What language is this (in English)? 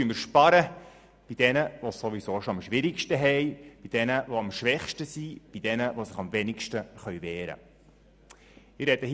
Swiss German